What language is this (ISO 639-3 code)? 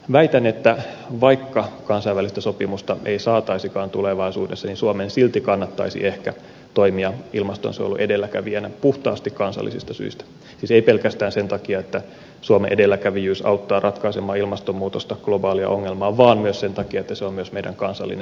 fin